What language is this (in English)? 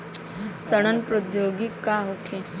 Bhojpuri